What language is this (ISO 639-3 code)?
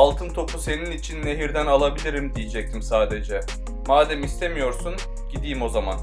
tur